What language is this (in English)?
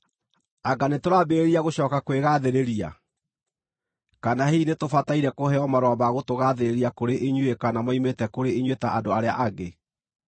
Kikuyu